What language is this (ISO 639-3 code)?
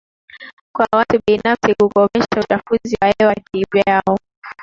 swa